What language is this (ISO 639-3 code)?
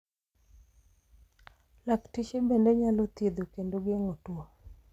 luo